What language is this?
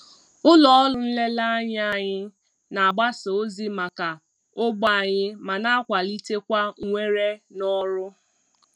Igbo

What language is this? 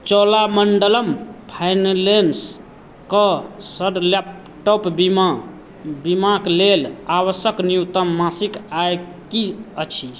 Maithili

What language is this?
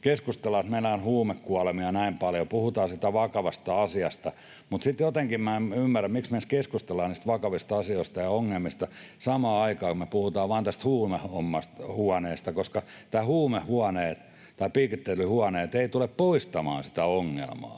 Finnish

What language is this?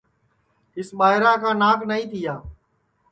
Sansi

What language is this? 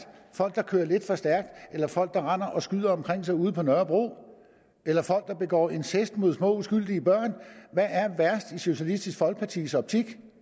Danish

